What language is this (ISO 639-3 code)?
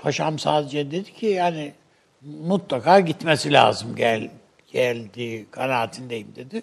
tur